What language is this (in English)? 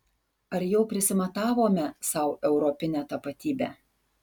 Lithuanian